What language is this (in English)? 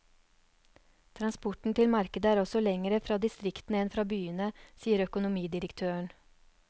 Norwegian